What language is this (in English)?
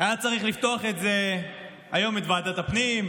Hebrew